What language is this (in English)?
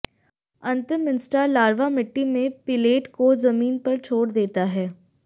Hindi